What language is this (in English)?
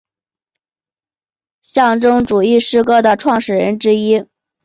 Chinese